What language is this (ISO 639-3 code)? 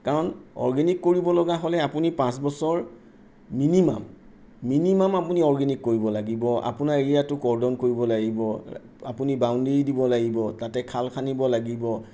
asm